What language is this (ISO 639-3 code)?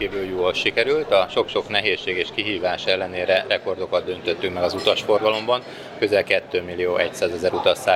hun